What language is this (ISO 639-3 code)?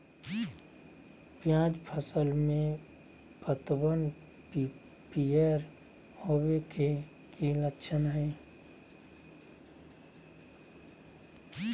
mag